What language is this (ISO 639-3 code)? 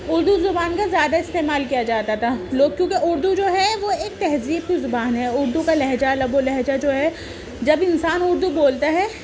urd